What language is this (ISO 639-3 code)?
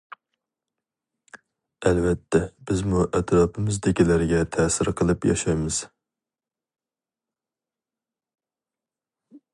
uig